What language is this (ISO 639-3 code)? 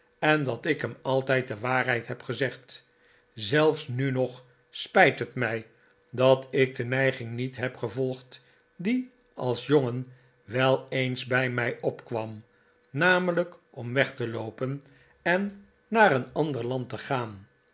nld